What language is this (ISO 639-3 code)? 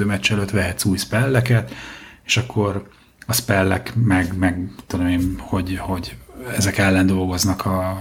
hun